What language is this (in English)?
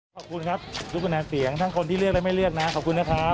Thai